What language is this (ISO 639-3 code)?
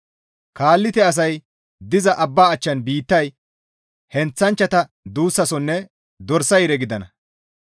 gmv